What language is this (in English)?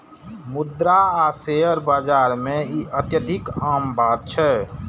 Maithili